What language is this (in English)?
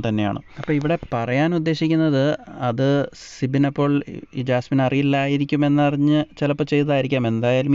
Malayalam